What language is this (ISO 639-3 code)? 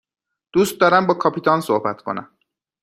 fas